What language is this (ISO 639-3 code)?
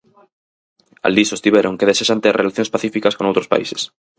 glg